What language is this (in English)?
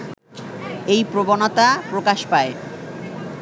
Bangla